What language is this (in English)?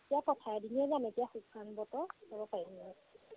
Assamese